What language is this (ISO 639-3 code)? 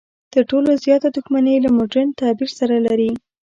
pus